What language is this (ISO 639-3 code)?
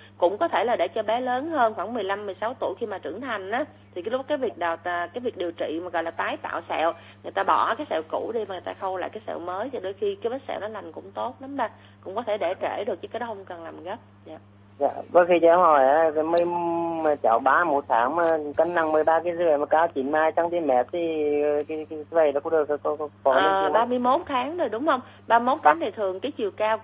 vie